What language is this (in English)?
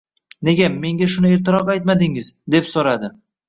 Uzbek